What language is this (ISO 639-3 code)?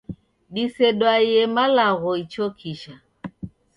dav